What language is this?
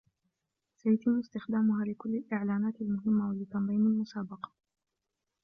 Arabic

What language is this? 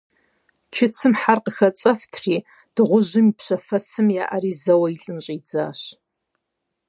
Kabardian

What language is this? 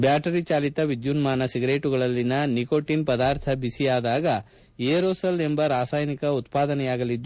Kannada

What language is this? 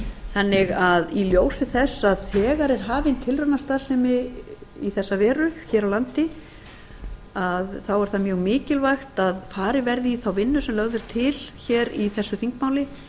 Icelandic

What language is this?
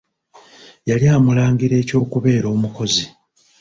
Ganda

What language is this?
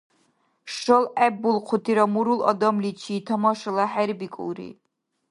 Dargwa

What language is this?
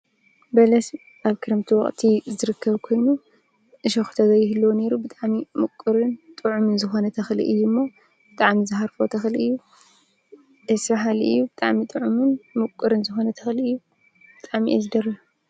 Tigrinya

